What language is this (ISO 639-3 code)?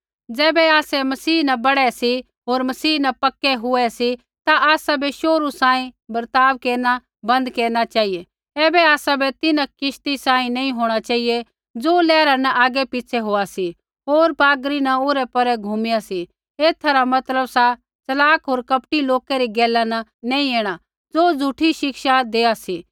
kfx